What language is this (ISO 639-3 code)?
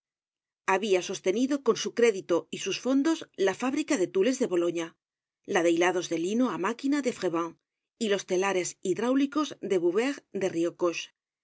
spa